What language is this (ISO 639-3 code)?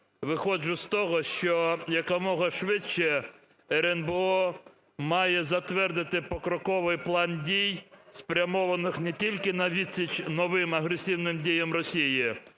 ukr